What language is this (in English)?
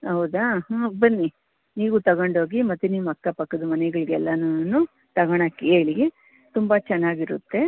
Kannada